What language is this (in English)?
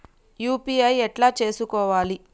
Telugu